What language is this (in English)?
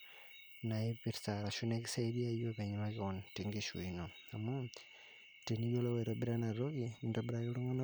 Masai